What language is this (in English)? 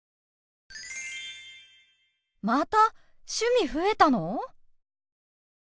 Japanese